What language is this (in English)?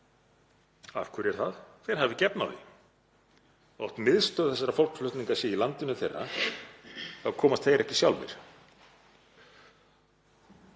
Icelandic